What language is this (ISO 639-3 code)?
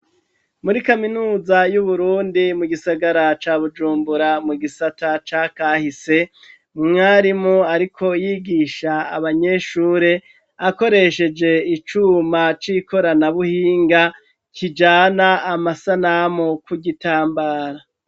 run